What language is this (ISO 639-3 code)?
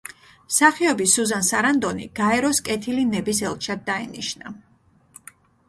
kat